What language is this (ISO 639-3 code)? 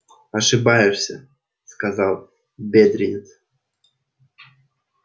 rus